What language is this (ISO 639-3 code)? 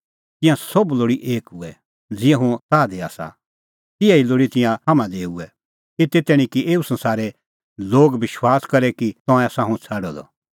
kfx